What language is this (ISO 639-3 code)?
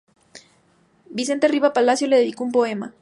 spa